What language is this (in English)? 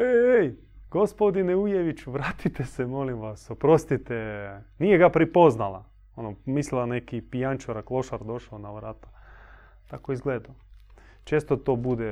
Croatian